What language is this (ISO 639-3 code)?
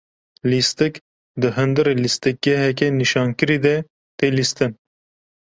kur